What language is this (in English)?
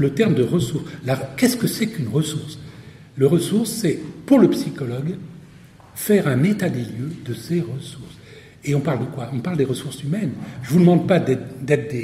French